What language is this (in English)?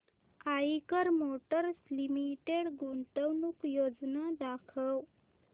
Marathi